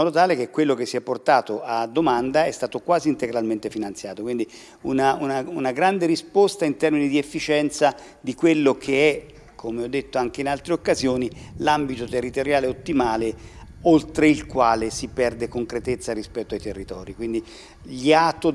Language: Italian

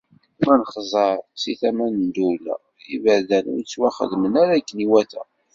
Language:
Kabyle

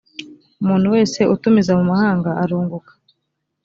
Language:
Kinyarwanda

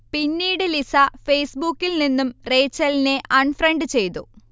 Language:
Malayalam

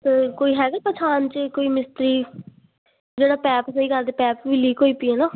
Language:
Punjabi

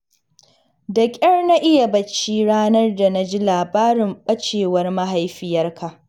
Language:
Hausa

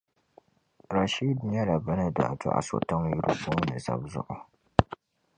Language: Dagbani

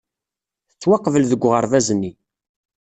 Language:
Kabyle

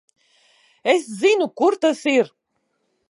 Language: Latvian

